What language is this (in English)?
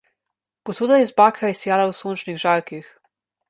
Slovenian